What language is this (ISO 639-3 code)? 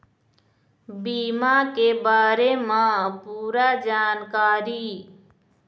hne